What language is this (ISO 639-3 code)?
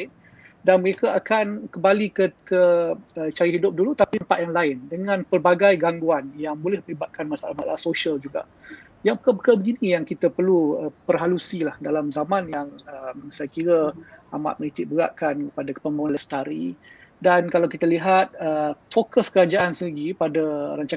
msa